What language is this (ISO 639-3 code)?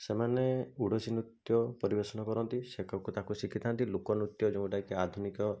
ori